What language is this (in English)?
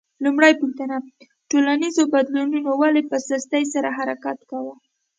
Pashto